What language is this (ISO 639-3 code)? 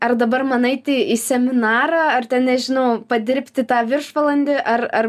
lit